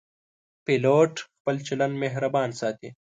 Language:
Pashto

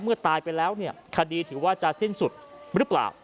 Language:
Thai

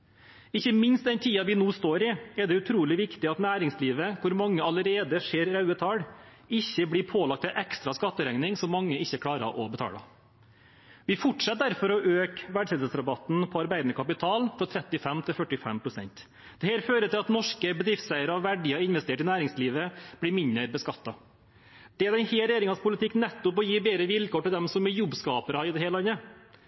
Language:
Norwegian Bokmål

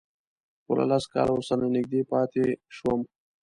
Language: Pashto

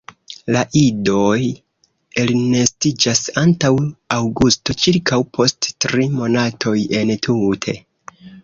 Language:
Esperanto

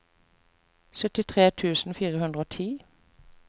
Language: Norwegian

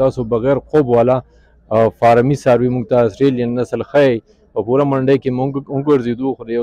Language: Arabic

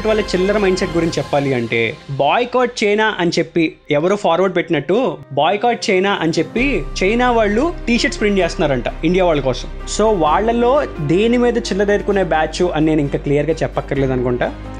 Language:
Telugu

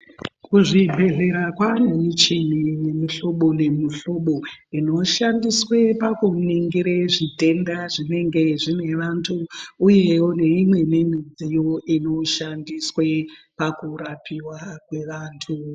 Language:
Ndau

